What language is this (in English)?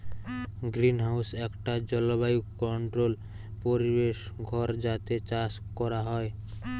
Bangla